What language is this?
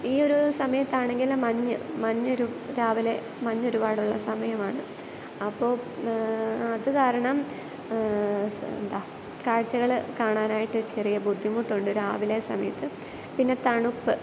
Malayalam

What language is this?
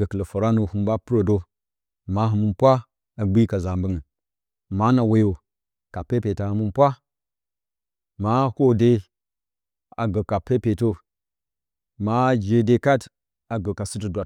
Bacama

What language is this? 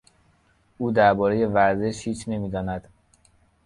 Persian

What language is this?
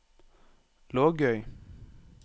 Norwegian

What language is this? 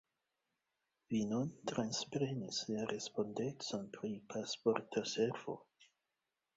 Esperanto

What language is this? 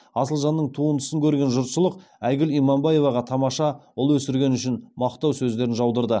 Kazakh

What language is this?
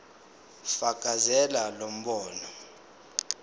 Zulu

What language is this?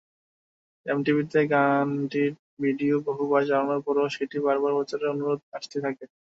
Bangla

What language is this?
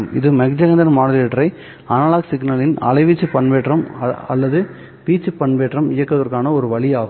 Tamil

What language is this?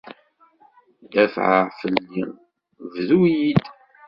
Kabyle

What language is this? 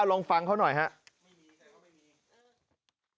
Thai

